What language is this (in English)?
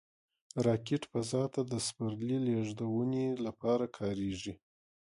Pashto